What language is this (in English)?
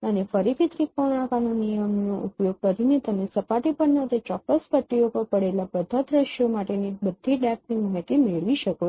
Gujarati